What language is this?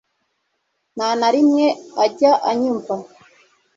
Kinyarwanda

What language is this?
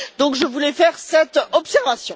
French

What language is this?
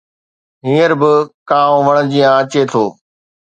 Sindhi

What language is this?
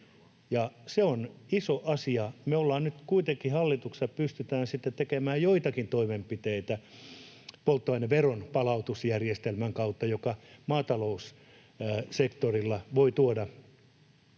Finnish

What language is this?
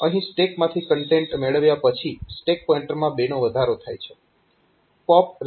Gujarati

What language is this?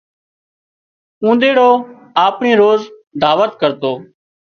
Wadiyara Koli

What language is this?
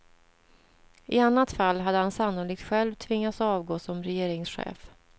Swedish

